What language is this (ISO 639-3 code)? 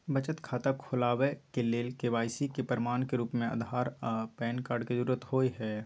mai